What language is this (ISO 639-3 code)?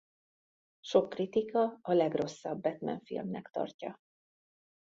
hun